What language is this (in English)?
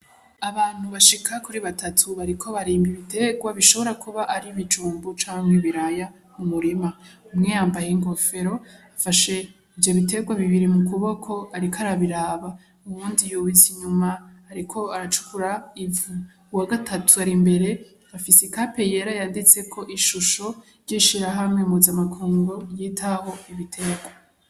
Rundi